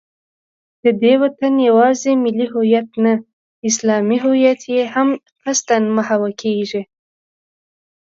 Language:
Pashto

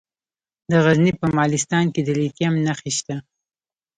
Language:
Pashto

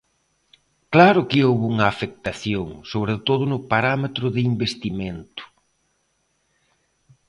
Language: Galician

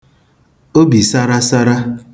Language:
Igbo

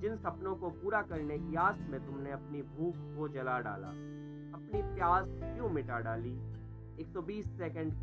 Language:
Hindi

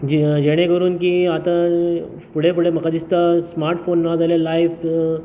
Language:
Konkani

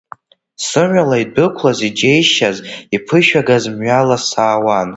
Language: Abkhazian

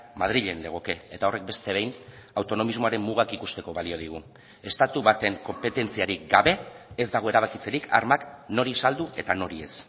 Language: Basque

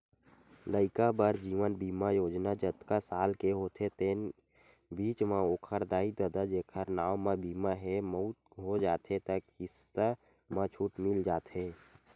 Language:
Chhattisgarhi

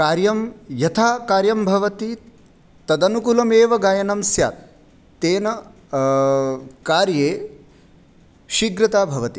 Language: Sanskrit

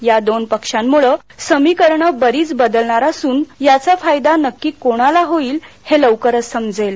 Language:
Marathi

